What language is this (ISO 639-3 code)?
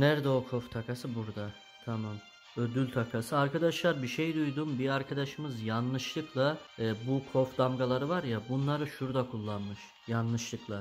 tur